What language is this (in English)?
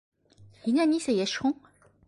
Bashkir